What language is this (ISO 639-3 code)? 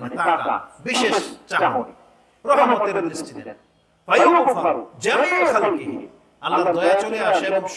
ben